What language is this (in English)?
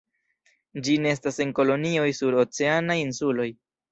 Esperanto